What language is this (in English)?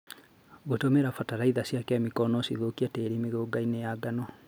Kikuyu